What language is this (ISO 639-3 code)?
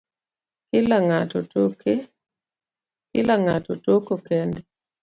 luo